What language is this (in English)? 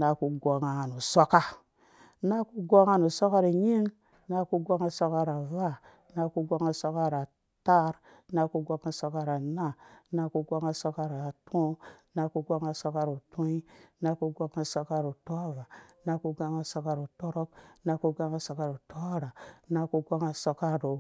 Dũya